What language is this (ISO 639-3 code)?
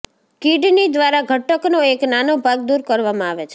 guj